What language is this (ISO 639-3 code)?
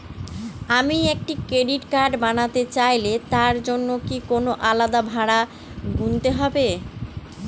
ben